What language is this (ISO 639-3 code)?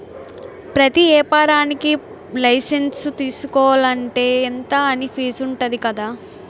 tel